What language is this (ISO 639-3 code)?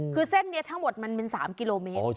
tha